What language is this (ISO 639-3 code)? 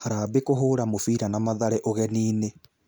kik